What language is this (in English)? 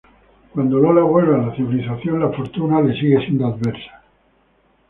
Spanish